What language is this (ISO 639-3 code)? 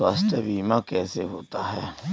hin